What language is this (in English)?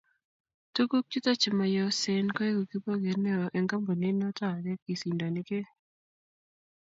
Kalenjin